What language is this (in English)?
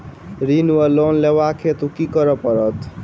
Maithili